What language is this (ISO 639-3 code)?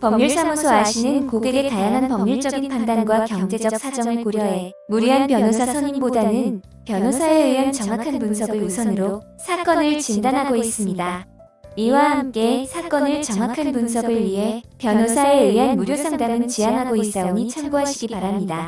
kor